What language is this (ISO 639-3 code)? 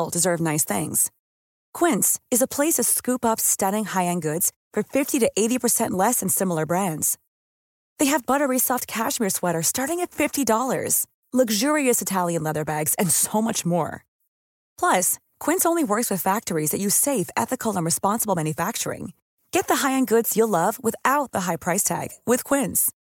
fil